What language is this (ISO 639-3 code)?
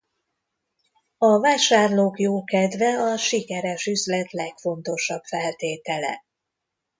hun